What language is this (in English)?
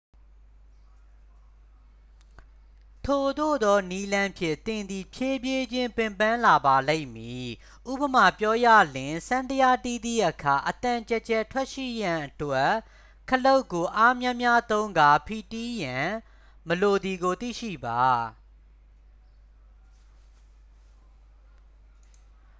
Burmese